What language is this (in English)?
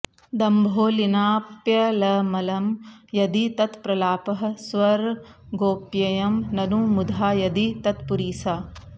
Sanskrit